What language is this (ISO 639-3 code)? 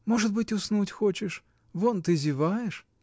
rus